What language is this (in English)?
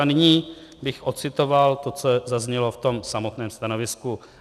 Czech